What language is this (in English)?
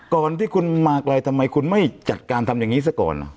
Thai